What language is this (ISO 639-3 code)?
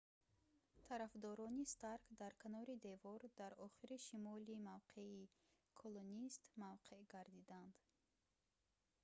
tgk